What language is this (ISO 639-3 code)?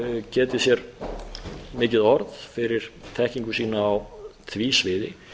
isl